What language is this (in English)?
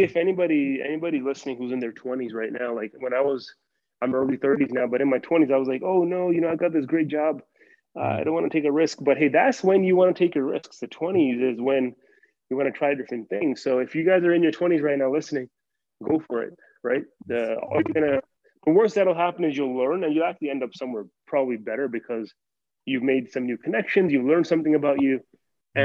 English